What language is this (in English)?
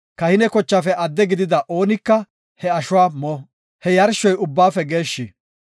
Gofa